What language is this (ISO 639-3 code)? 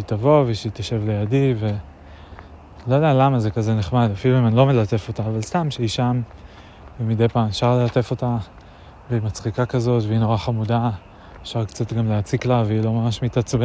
heb